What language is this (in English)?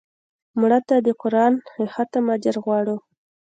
Pashto